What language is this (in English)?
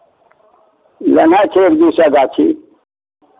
Maithili